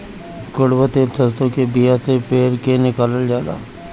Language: Bhojpuri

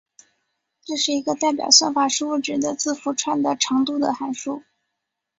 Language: Chinese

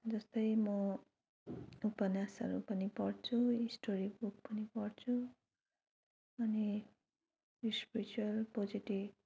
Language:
Nepali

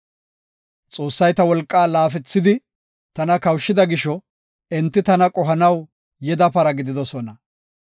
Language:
Gofa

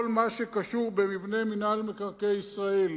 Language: Hebrew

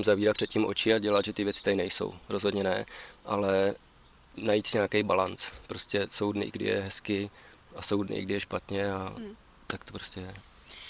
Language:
Czech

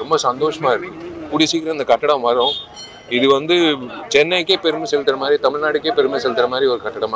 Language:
Korean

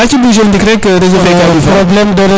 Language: Serer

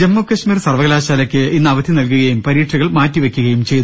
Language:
Malayalam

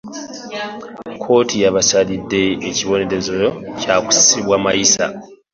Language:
Ganda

